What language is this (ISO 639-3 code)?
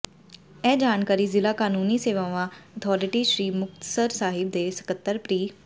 pan